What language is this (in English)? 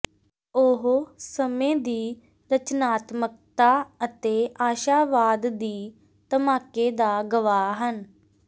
Punjabi